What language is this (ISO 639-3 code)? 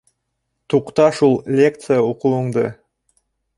bak